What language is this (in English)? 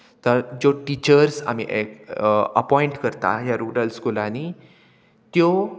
Konkani